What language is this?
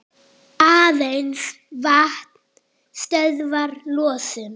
Icelandic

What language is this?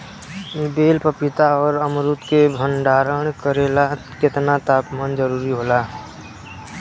Bhojpuri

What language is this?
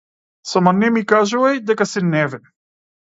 Macedonian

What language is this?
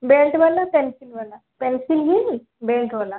Odia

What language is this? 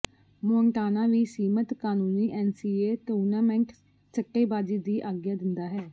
Punjabi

